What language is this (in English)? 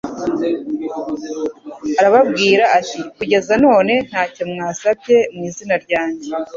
Kinyarwanda